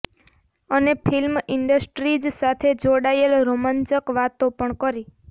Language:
Gujarati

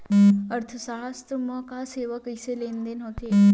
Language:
Chhattisgarhi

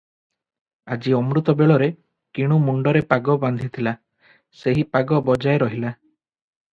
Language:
Odia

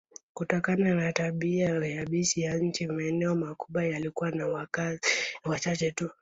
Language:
Swahili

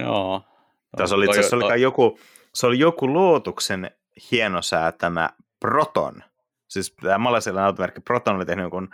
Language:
Finnish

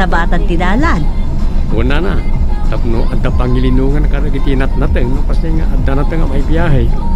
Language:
Filipino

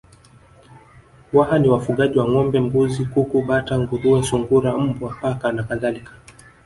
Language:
Swahili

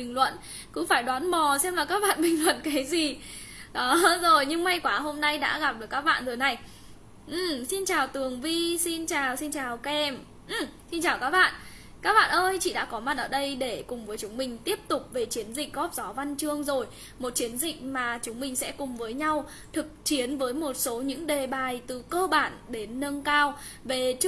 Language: Vietnamese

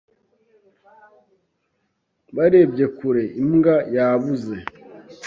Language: Kinyarwanda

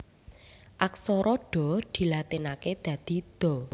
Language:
Javanese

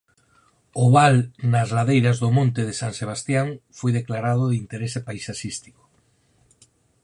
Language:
Galician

